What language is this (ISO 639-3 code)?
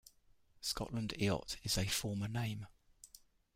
eng